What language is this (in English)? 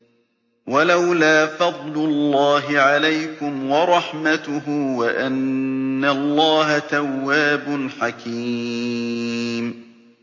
Arabic